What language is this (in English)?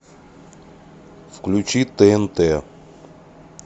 Russian